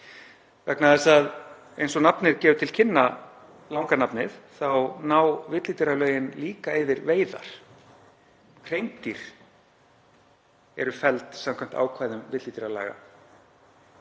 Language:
Icelandic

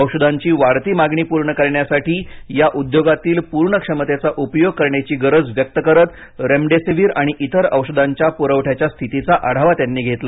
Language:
Marathi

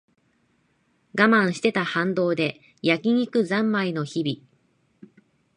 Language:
Japanese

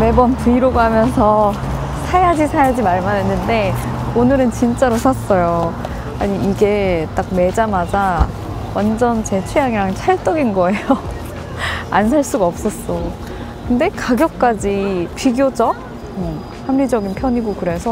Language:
Korean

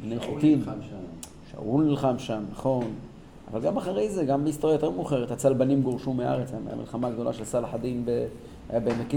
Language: Hebrew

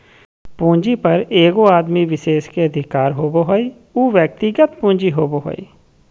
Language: Magahi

